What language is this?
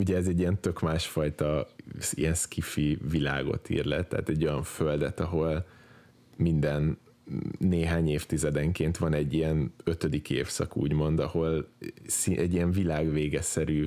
Hungarian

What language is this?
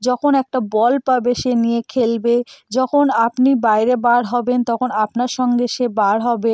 Bangla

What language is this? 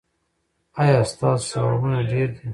Pashto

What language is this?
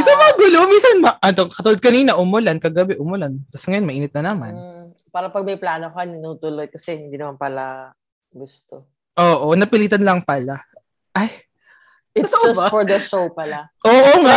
Filipino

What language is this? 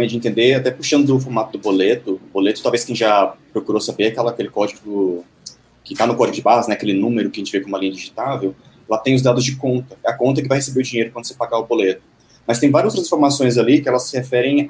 Portuguese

